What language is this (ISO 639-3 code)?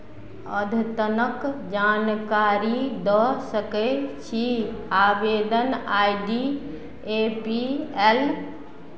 mai